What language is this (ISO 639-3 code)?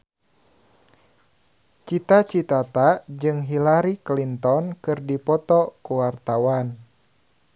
sun